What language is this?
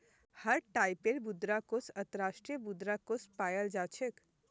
Magahi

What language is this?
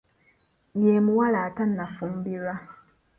Ganda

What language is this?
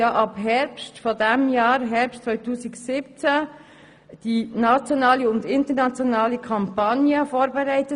Swiss German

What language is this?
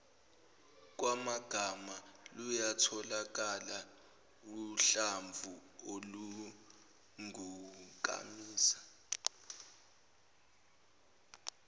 Zulu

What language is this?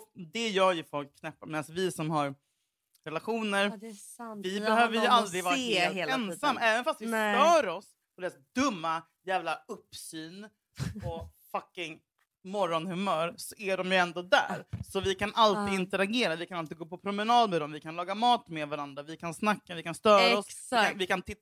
Swedish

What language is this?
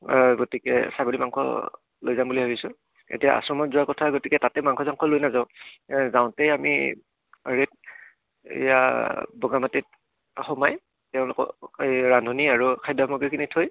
Assamese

